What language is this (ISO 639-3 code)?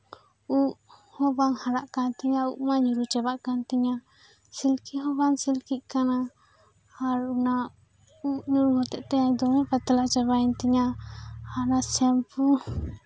sat